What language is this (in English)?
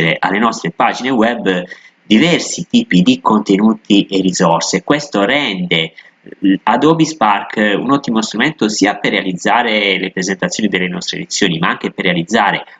Italian